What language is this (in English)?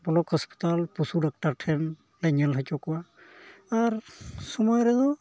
Santali